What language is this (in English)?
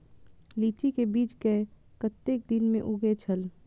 Maithili